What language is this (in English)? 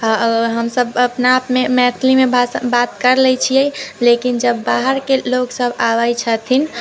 Maithili